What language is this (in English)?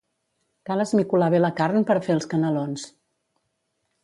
Catalan